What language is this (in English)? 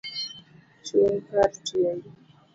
Luo (Kenya and Tanzania)